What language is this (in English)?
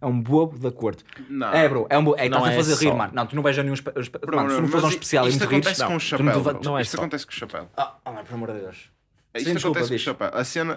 Portuguese